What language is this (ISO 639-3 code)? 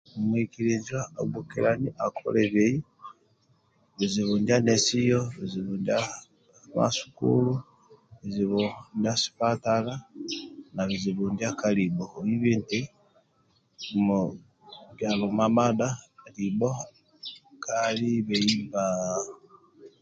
rwm